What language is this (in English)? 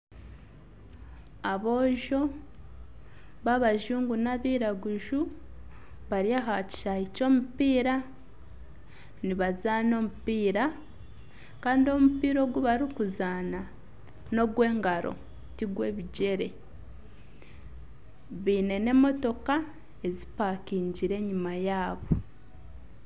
Nyankole